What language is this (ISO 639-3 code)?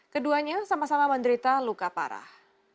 ind